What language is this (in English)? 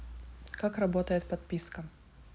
Russian